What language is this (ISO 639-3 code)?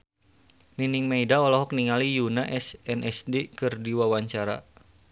sun